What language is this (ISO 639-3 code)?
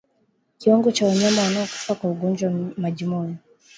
swa